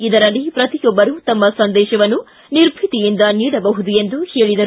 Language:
Kannada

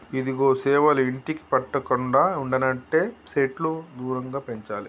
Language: Telugu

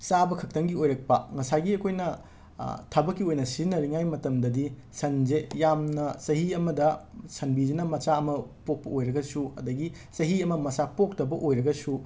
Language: Manipuri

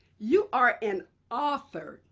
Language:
English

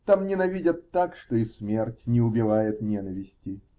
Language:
Russian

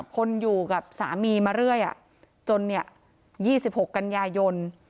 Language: Thai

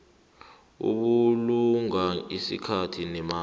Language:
South Ndebele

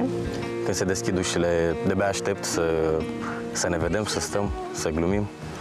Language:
Romanian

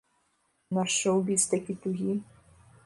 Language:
Belarusian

